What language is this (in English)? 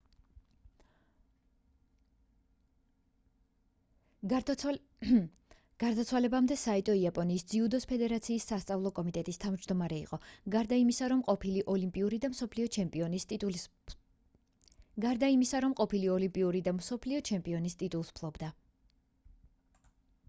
Georgian